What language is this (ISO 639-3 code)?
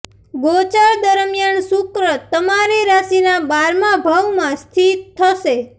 guj